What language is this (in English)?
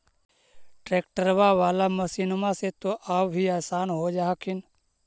Magahi